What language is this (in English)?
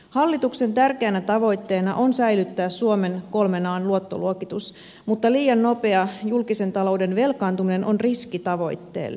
Finnish